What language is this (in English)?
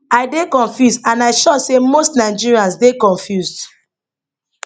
Nigerian Pidgin